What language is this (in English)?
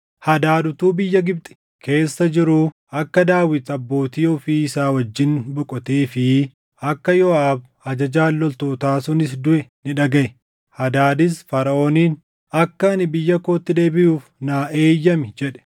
Oromo